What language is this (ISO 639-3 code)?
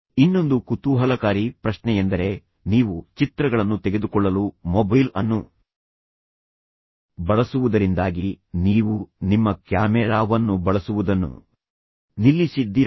kan